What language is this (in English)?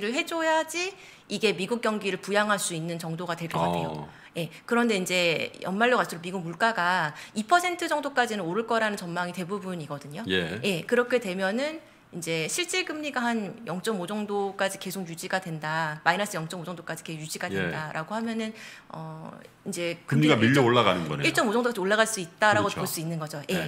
Korean